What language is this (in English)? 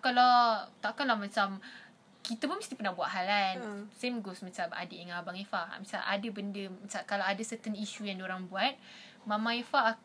Malay